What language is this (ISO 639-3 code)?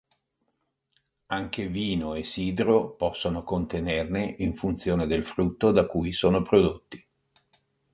ita